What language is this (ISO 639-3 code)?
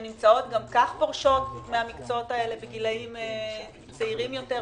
heb